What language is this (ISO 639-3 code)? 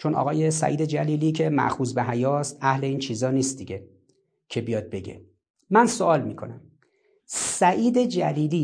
fas